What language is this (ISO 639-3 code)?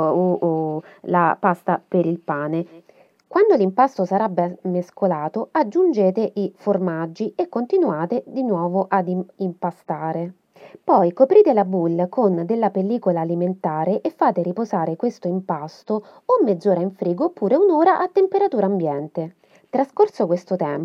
ita